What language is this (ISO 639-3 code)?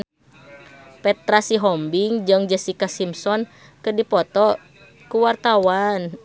sun